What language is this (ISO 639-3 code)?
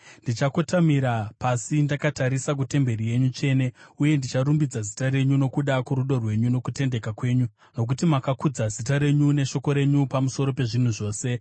sna